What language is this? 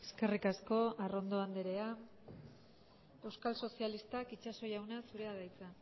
Basque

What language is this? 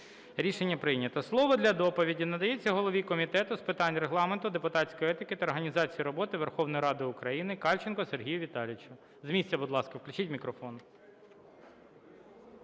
Ukrainian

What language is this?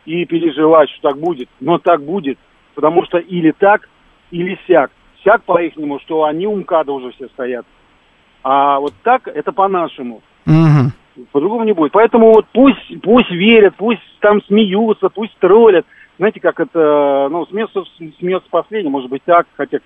Russian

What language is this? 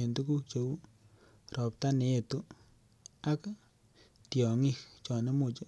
Kalenjin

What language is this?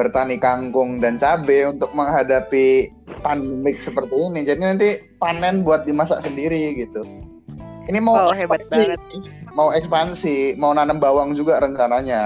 Indonesian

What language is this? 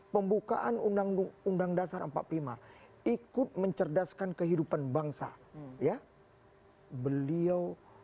Indonesian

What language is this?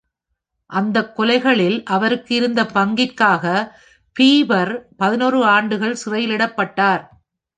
Tamil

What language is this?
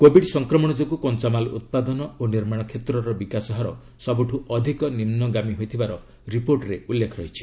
Odia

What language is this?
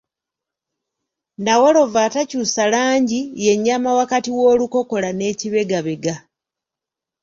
Ganda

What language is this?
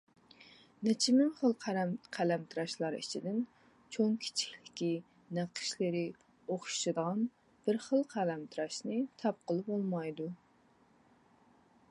Uyghur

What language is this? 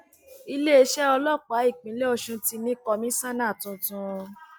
Yoruba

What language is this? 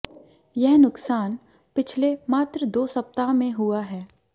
Hindi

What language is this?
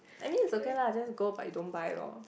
English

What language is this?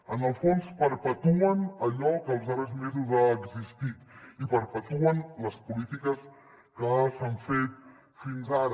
Catalan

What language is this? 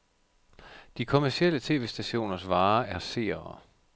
Danish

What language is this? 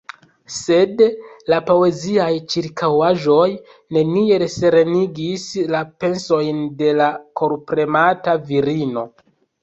Esperanto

